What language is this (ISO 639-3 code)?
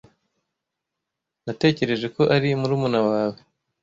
kin